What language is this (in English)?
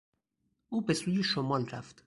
Persian